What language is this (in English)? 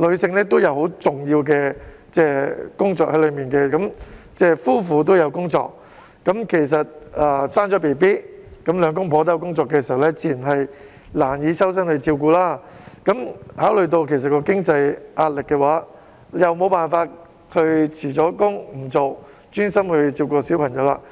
Cantonese